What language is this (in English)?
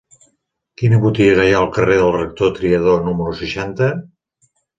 Catalan